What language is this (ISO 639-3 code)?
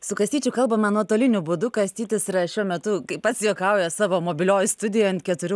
lit